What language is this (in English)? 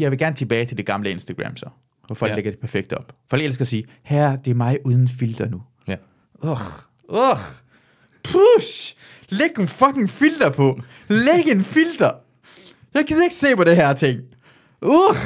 Danish